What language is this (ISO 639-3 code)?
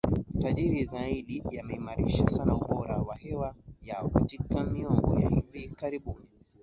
swa